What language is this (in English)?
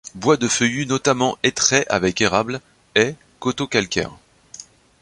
French